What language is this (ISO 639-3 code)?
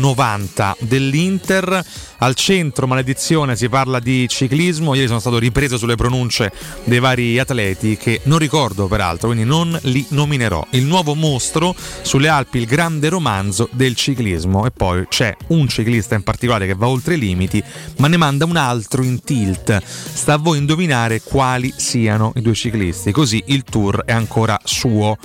ita